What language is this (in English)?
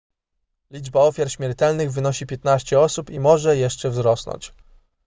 Polish